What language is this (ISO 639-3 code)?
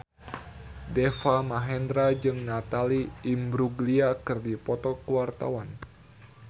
sun